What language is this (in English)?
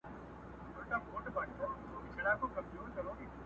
Pashto